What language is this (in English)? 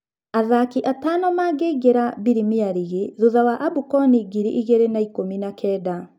Kikuyu